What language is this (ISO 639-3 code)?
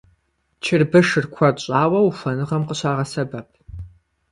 kbd